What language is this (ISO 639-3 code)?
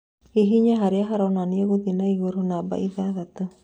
kik